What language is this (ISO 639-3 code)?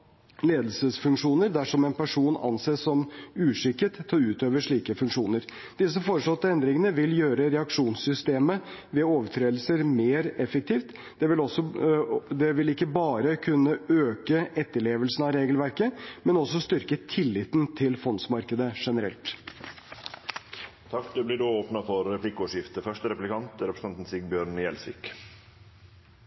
nor